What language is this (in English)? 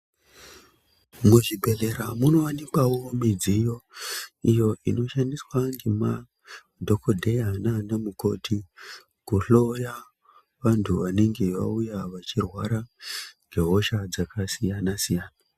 Ndau